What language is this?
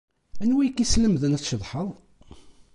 Kabyle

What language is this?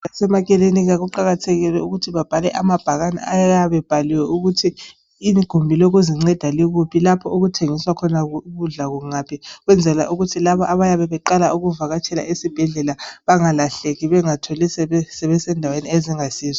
North Ndebele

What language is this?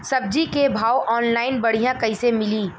Bhojpuri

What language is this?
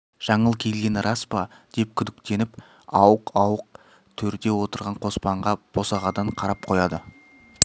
Kazakh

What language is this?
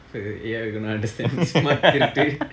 English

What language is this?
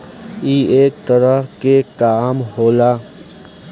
Bhojpuri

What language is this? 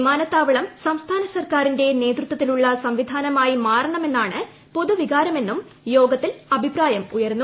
Malayalam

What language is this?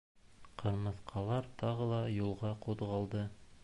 Bashkir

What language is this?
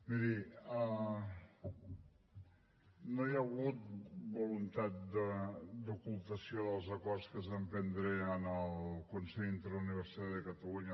Catalan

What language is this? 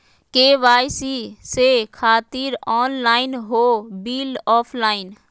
Magahi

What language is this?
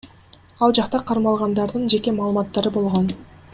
Kyrgyz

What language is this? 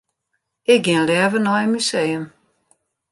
Western Frisian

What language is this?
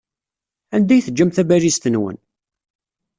Kabyle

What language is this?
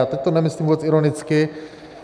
Czech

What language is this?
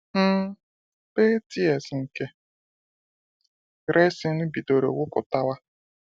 Igbo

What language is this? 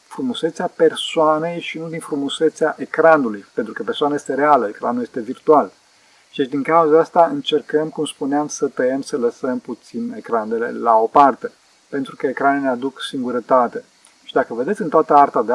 Romanian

